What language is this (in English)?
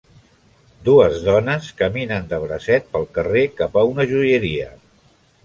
Catalan